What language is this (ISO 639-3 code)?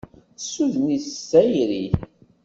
kab